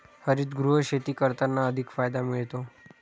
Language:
Marathi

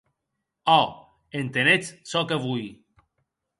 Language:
Occitan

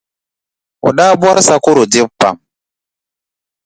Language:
Dagbani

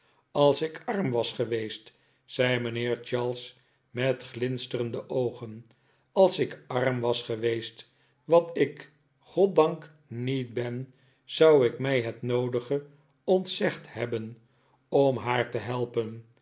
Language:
Dutch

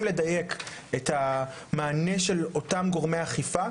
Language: Hebrew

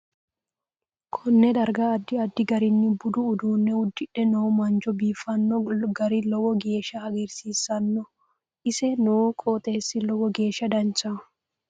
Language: Sidamo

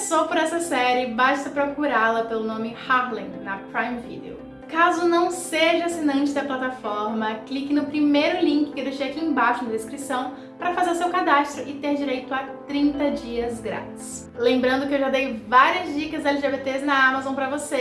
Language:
Portuguese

